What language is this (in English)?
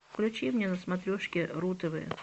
Russian